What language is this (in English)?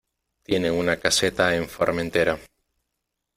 Spanish